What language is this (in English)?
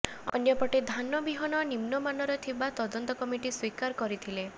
Odia